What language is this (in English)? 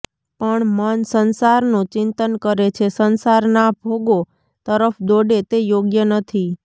Gujarati